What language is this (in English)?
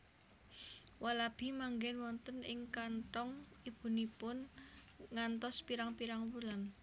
Javanese